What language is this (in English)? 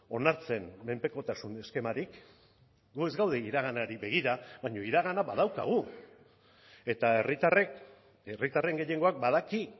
Basque